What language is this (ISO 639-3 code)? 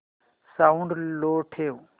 mar